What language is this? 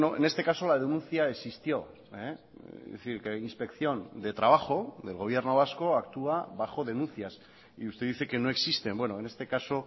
Spanish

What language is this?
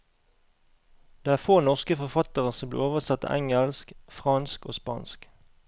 Norwegian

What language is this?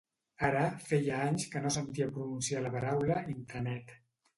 Catalan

